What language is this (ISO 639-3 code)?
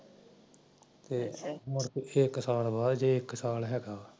pan